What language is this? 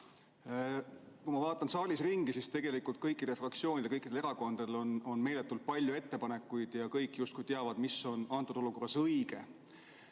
Estonian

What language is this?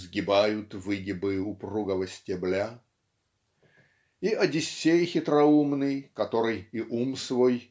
Russian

